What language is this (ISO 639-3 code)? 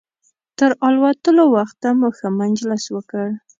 pus